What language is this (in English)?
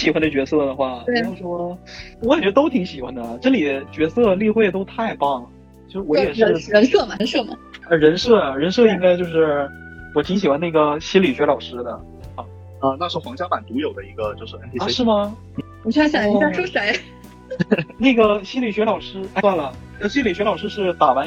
Chinese